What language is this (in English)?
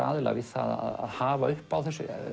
Icelandic